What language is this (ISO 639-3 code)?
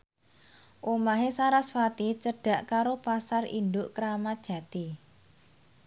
jav